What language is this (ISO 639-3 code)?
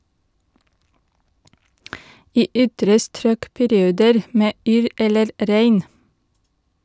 nor